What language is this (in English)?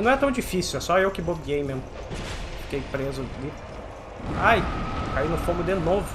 Portuguese